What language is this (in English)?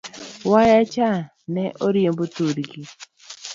Luo (Kenya and Tanzania)